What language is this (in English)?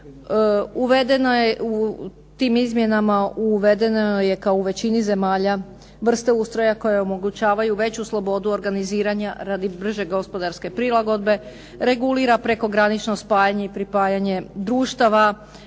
Croatian